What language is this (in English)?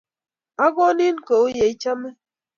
Kalenjin